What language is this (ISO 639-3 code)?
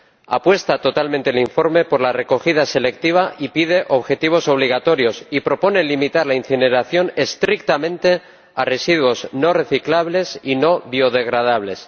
spa